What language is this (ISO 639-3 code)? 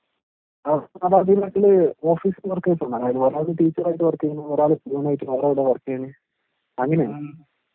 mal